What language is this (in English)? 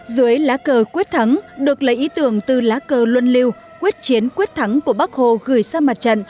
Vietnamese